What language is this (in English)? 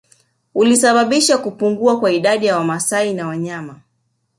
Swahili